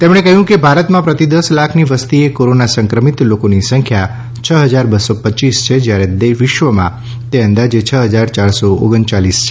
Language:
Gujarati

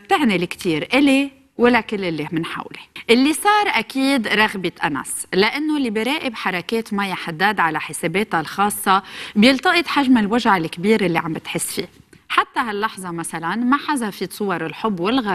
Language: Arabic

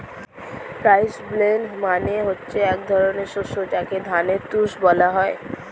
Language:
Bangla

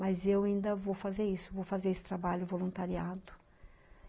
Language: Portuguese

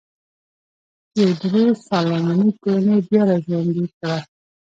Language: Pashto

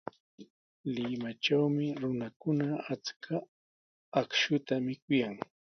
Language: Sihuas Ancash Quechua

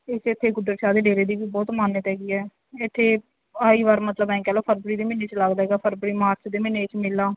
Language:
Punjabi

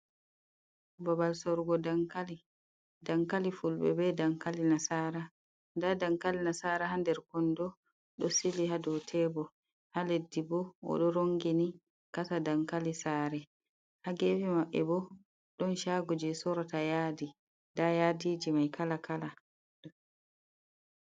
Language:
Fula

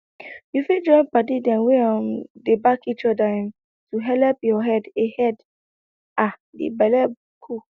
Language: Nigerian Pidgin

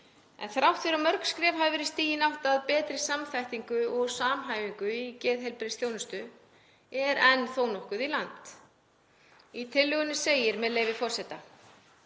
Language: Icelandic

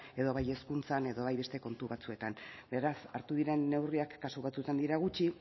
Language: Basque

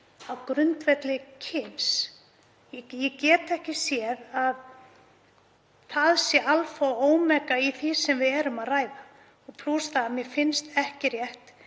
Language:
Icelandic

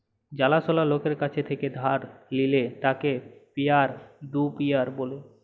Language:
Bangla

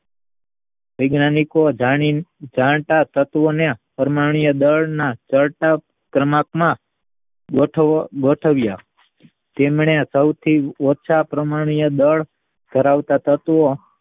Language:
Gujarati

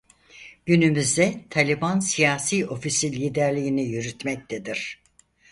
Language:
Turkish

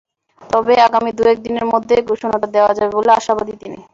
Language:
Bangla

